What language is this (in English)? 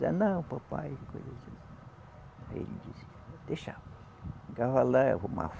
Portuguese